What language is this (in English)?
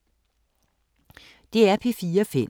Danish